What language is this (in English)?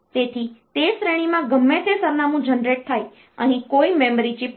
Gujarati